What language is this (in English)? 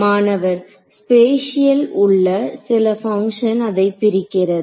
Tamil